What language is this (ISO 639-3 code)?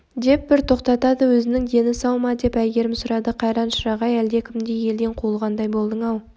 kaz